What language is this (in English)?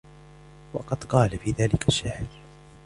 Arabic